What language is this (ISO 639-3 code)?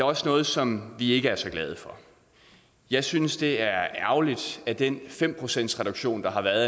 dan